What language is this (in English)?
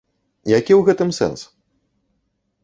Belarusian